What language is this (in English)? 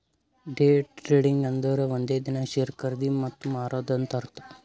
Kannada